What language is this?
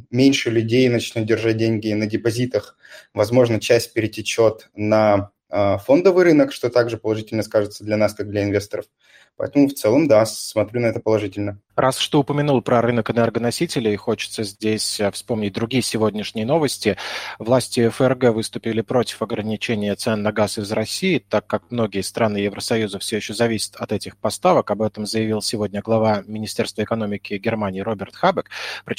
Russian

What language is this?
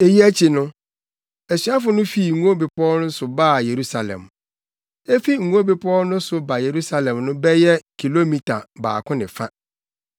Akan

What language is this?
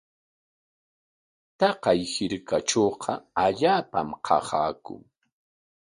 Corongo Ancash Quechua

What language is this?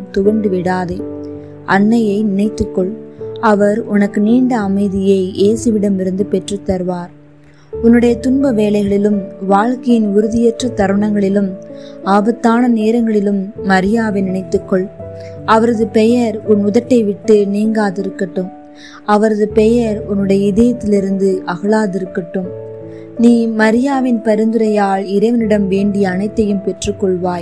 Tamil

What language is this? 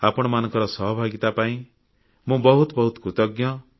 Odia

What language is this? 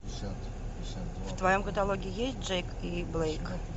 Russian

